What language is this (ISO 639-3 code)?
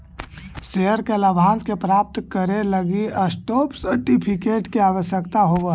mag